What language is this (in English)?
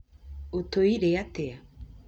Kikuyu